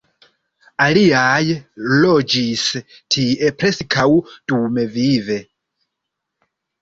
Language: Esperanto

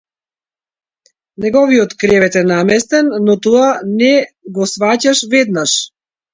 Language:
Macedonian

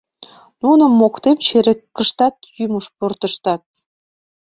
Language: Mari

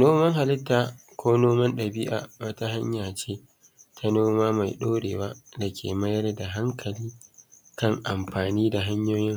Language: Hausa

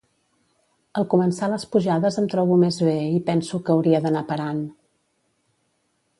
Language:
Catalan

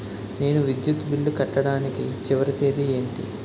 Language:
Telugu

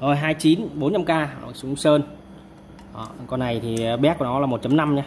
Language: Vietnamese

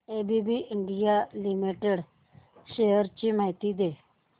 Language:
Marathi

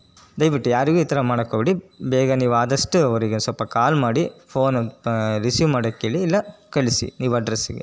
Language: Kannada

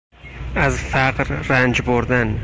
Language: Persian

